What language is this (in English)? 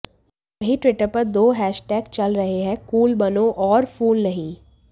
Hindi